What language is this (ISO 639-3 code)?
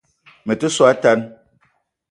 eto